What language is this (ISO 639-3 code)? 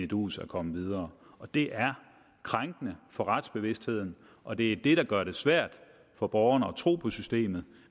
dan